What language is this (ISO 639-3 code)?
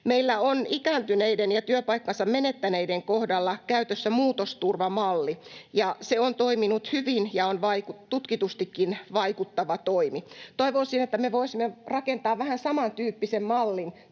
fin